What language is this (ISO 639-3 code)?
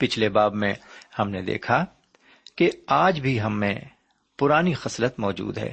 urd